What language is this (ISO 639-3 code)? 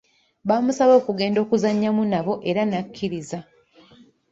lug